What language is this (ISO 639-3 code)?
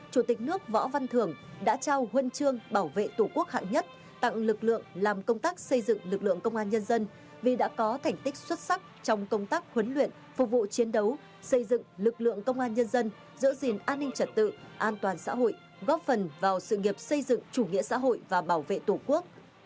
vie